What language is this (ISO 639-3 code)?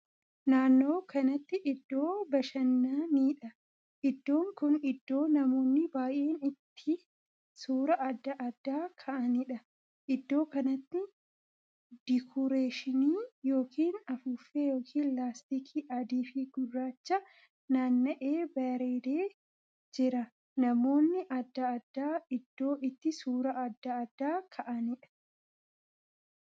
orm